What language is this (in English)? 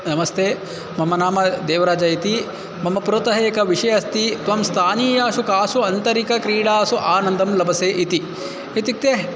Sanskrit